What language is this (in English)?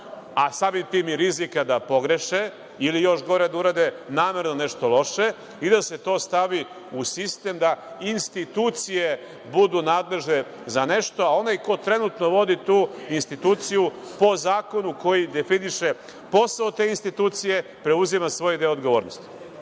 Serbian